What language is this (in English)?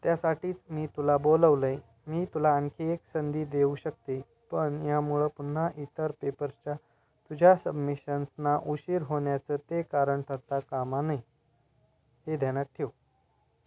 Marathi